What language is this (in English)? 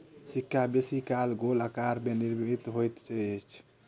Maithili